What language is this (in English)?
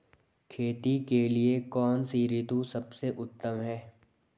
Hindi